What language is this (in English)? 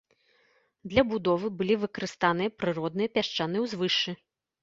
Belarusian